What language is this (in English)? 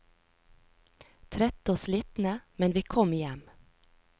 Norwegian